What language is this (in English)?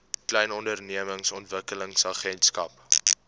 Afrikaans